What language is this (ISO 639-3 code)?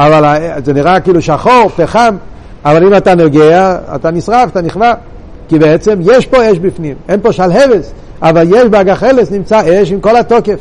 heb